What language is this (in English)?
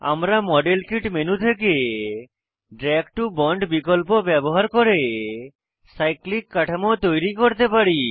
Bangla